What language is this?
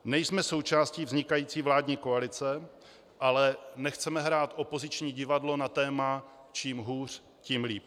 Czech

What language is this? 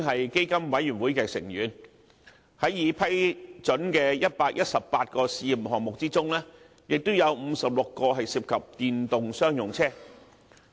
Cantonese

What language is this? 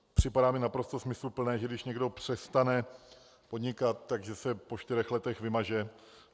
Czech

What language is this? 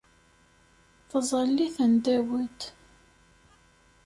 Kabyle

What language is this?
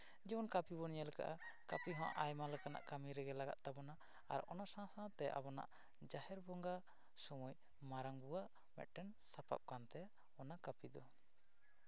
Santali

